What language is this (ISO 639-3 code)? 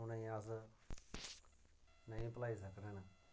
doi